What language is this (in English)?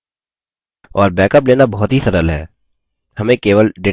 Hindi